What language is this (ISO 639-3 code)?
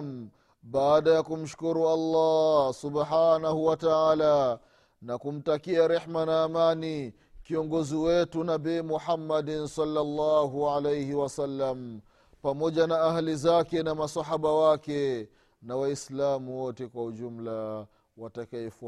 swa